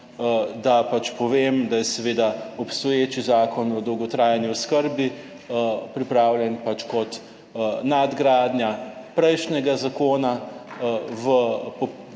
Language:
Slovenian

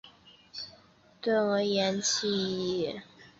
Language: Chinese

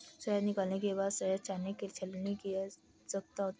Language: Hindi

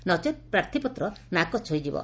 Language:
Odia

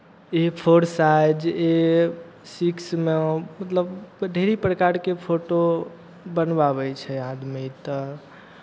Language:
Maithili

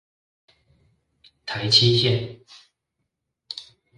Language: Chinese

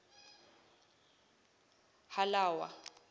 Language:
Zulu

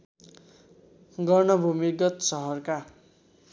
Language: Nepali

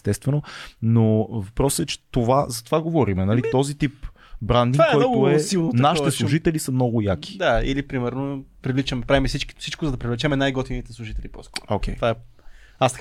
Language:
Bulgarian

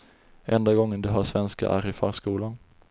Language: Swedish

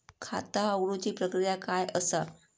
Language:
Marathi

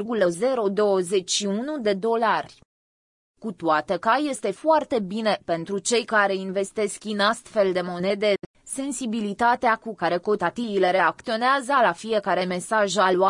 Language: Romanian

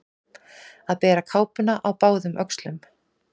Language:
Icelandic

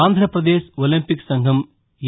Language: Telugu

